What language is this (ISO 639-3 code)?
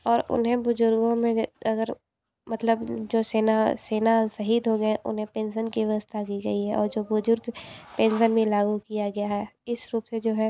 hin